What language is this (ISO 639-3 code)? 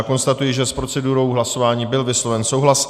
ces